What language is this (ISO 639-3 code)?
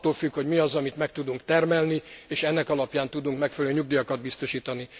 hun